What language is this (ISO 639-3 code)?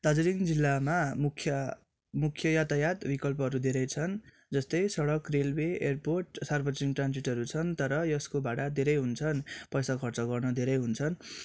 nep